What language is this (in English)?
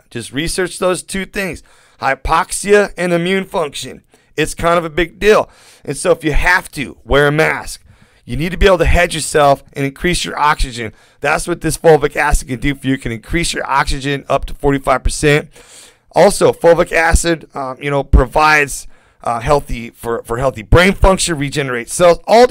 English